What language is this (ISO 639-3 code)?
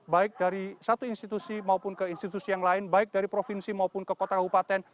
ind